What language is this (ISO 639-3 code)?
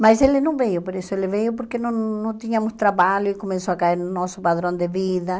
por